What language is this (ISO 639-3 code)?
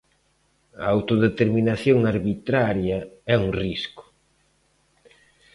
glg